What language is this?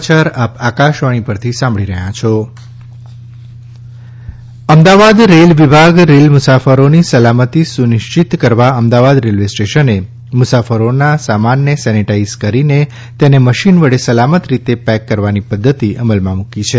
Gujarati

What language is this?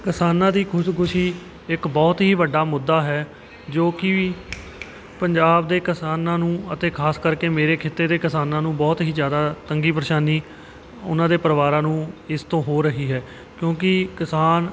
Punjabi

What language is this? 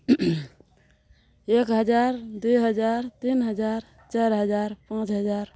Maithili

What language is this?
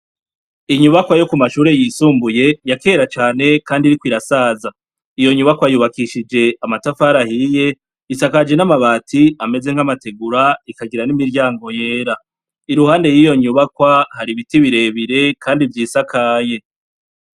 Rundi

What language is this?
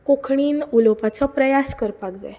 Konkani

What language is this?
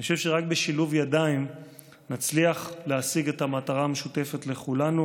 Hebrew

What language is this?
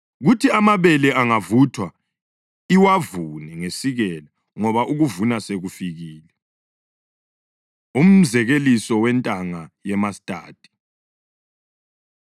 North Ndebele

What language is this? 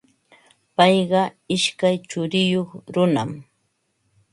Ambo-Pasco Quechua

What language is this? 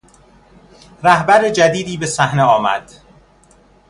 Persian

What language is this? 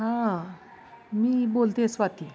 Marathi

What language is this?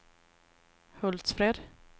Swedish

